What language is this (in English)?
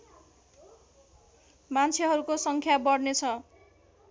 Nepali